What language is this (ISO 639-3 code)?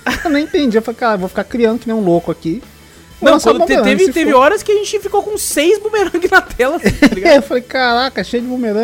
por